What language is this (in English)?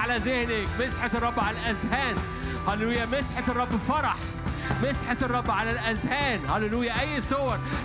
Arabic